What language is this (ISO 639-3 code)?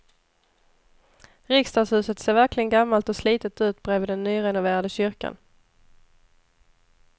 swe